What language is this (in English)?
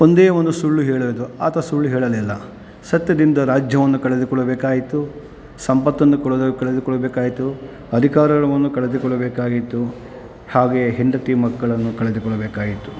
Kannada